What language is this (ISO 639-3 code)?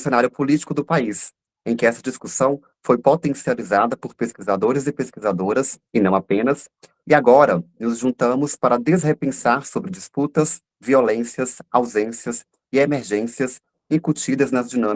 por